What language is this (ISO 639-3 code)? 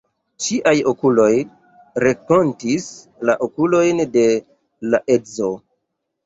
epo